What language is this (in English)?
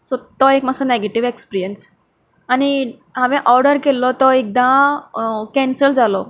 Konkani